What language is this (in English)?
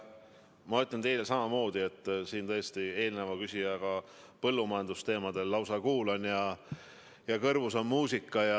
Estonian